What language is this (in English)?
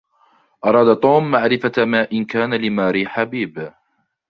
Arabic